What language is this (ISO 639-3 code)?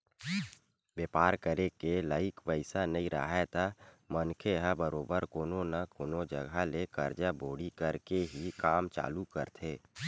hne